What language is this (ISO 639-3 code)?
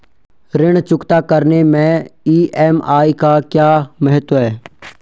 hin